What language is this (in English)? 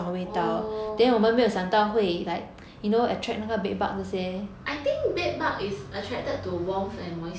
English